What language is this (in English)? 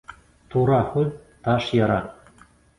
Bashkir